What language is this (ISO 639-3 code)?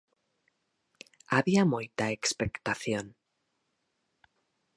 glg